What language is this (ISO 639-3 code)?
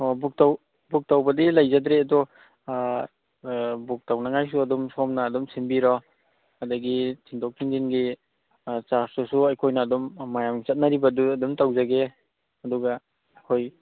mni